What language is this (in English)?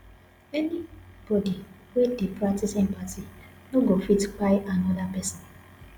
Nigerian Pidgin